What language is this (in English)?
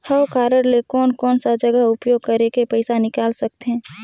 Chhattisgarhi